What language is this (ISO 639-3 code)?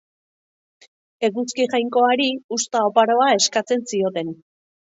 eus